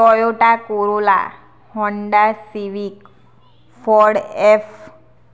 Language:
Gujarati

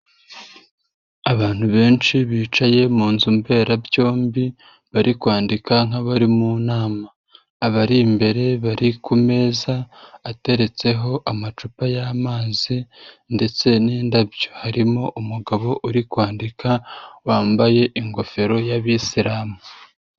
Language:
Kinyarwanda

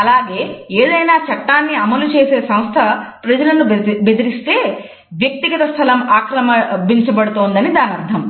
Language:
Telugu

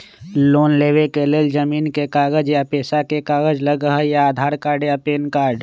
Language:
Magahi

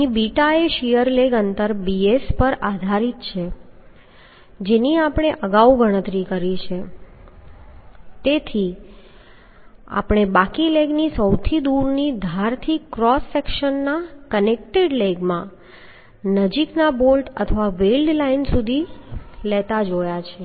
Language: Gujarati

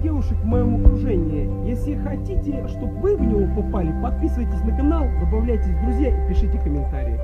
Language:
Russian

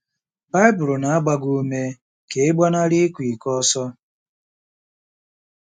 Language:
Igbo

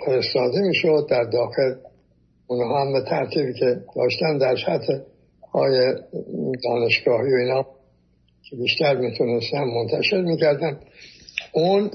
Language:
Persian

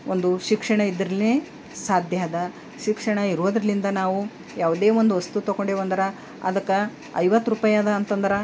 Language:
Kannada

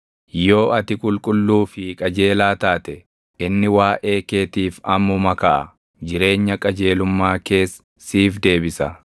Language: Oromo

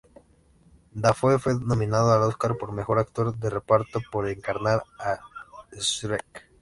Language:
Spanish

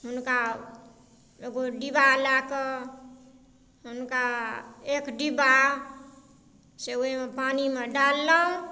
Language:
Maithili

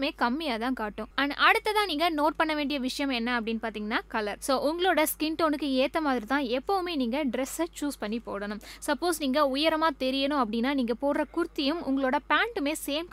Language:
Tamil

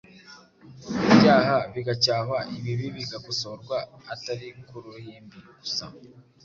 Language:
Kinyarwanda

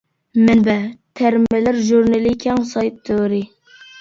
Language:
Uyghur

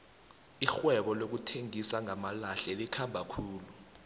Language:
South Ndebele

